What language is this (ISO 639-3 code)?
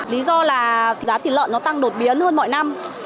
vie